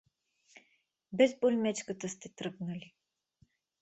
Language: Bulgarian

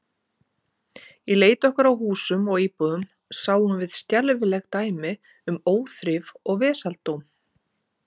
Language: Icelandic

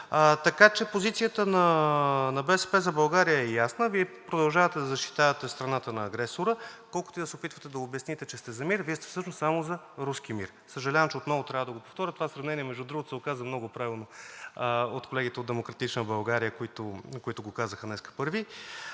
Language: Bulgarian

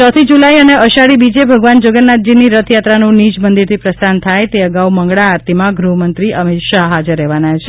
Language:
Gujarati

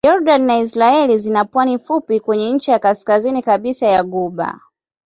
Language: Swahili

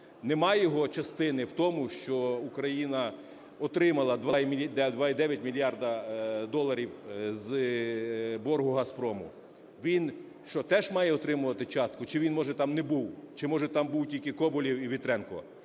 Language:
Ukrainian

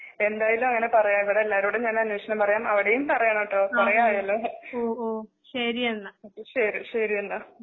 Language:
Malayalam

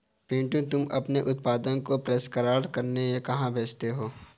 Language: Hindi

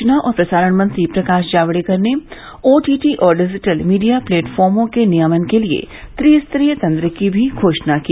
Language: Hindi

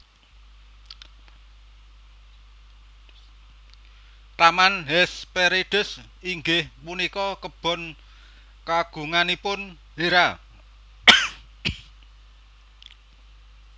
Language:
Javanese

